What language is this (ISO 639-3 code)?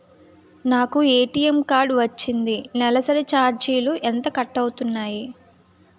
tel